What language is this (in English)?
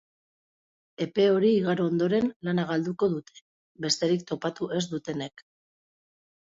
Basque